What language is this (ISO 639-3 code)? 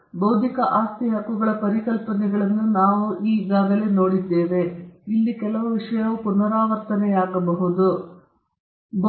kan